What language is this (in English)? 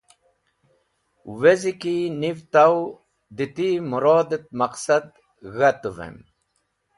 Wakhi